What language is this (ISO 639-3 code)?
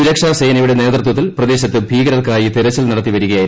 mal